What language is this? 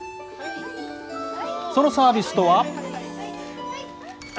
Japanese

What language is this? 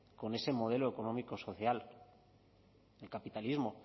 Spanish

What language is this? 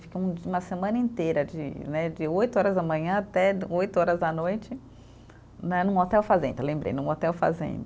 Portuguese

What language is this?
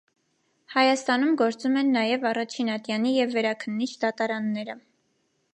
Armenian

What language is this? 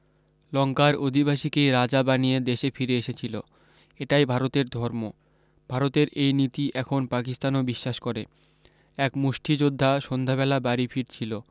Bangla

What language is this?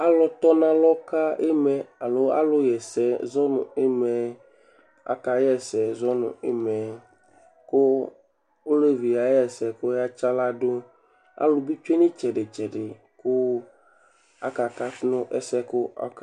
Ikposo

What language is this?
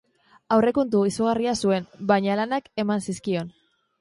Basque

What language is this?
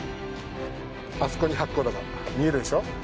Japanese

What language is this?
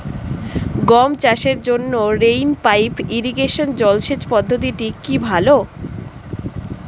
Bangla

